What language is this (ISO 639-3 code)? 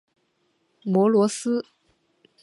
zho